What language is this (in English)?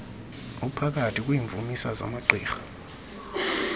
Xhosa